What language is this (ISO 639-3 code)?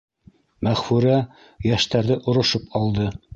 bak